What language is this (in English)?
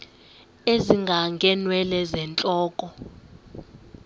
Xhosa